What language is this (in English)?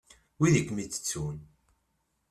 Kabyle